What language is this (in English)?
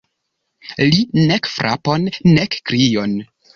Esperanto